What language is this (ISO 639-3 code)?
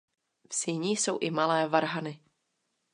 ces